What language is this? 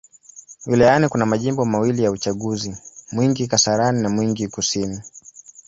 Swahili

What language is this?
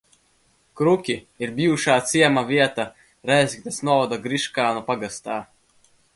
Latvian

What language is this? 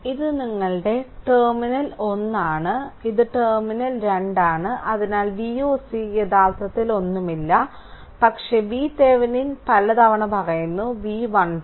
Malayalam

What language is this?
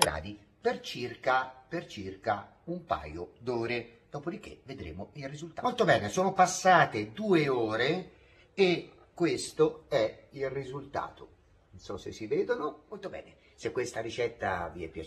Italian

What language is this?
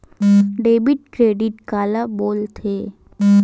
Chhattisgarhi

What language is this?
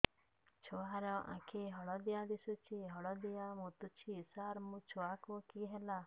Odia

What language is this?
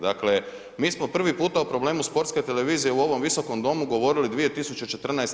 Croatian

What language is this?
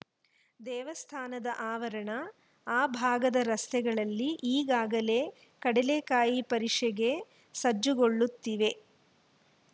Kannada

